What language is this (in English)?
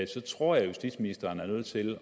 Danish